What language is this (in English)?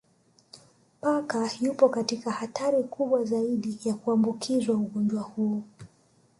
Swahili